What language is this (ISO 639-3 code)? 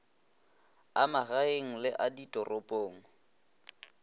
nso